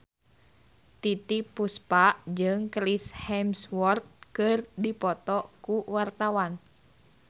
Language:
Sundanese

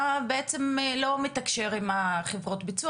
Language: Hebrew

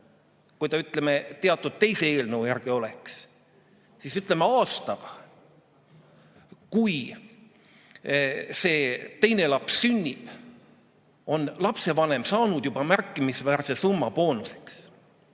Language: Estonian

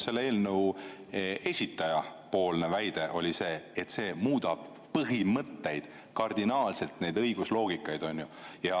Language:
Estonian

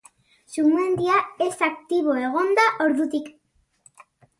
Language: Basque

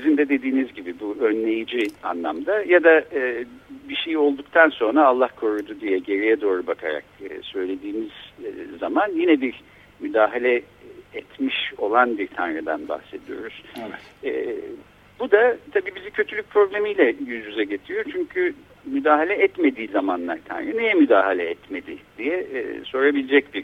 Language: Turkish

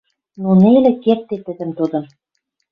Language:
Western Mari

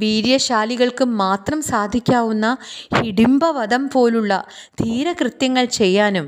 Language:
Malayalam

